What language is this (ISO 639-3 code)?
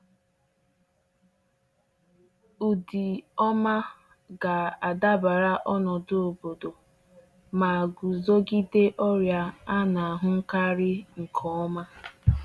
ibo